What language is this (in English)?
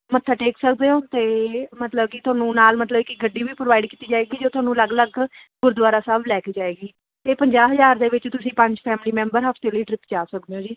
Punjabi